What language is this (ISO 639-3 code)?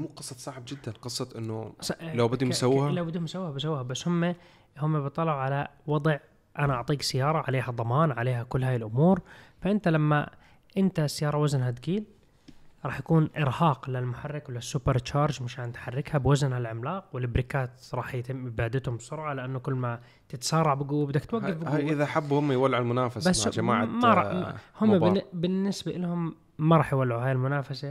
ara